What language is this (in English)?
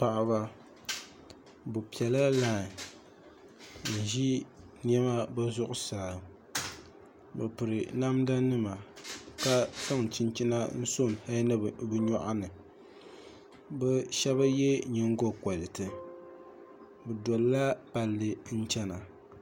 Dagbani